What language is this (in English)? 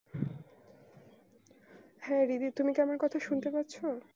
Bangla